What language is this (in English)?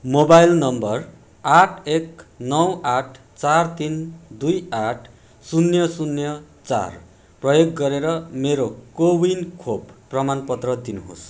Nepali